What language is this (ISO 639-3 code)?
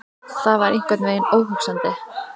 isl